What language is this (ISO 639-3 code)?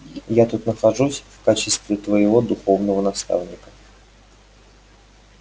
rus